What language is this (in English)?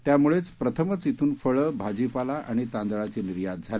Marathi